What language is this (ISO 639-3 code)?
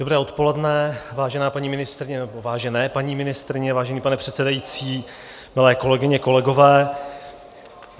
ces